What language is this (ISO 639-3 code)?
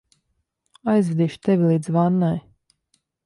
lav